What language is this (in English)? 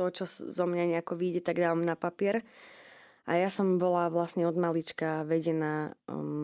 Slovak